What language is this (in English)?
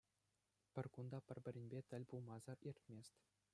Chuvash